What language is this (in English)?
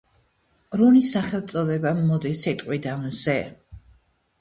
Georgian